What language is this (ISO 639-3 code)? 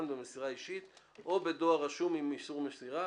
heb